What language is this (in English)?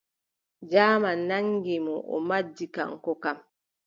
Adamawa Fulfulde